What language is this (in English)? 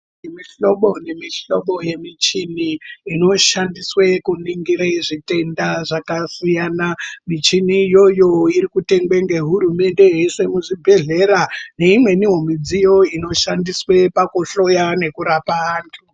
Ndau